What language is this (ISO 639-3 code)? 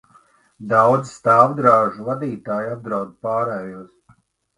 lav